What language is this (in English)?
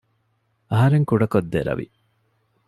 Divehi